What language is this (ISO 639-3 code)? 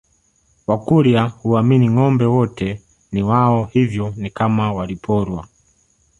swa